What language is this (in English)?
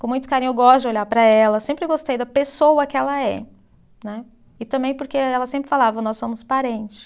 Portuguese